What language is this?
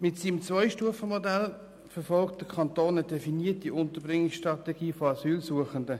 Swiss German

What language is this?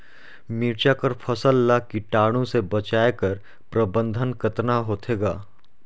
Chhattisgarhi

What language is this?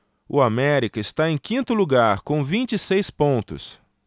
Portuguese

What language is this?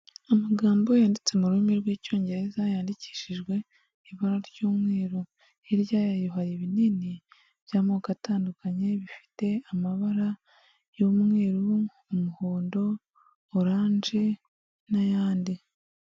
Kinyarwanda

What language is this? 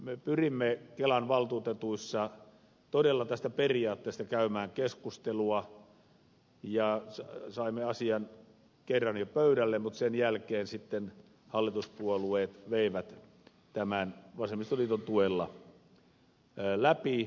Finnish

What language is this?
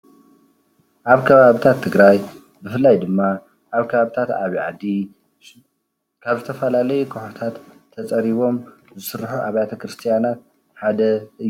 Tigrinya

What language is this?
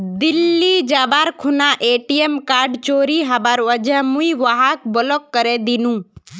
Magahi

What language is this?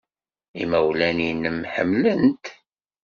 Kabyle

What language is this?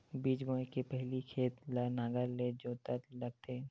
Chhattisgarhi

